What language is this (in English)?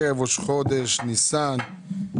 Hebrew